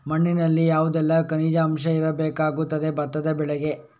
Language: Kannada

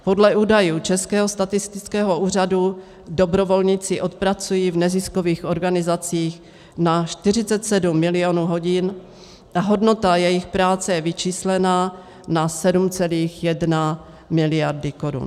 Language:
Czech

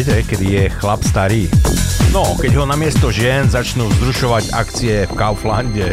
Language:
Slovak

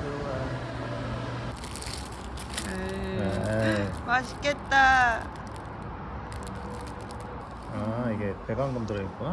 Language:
Korean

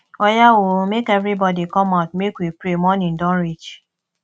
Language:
Nigerian Pidgin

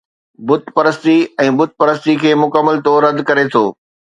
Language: Sindhi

